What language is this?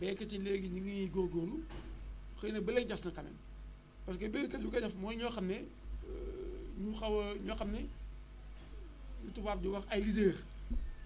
Wolof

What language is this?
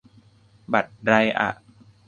Thai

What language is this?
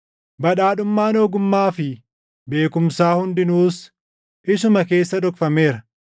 Oromo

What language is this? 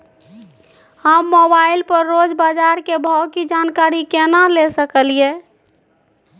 Maithili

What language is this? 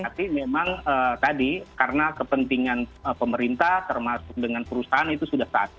Indonesian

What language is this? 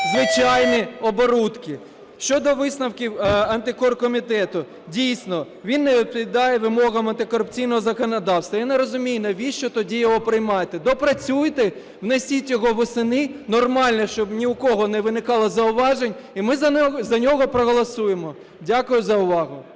Ukrainian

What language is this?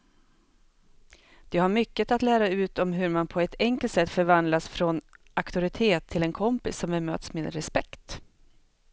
Swedish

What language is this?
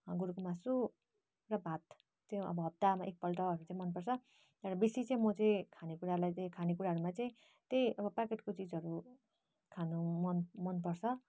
Nepali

